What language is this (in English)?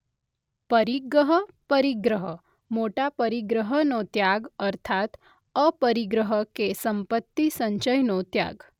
Gujarati